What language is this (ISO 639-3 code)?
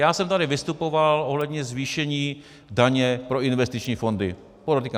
ces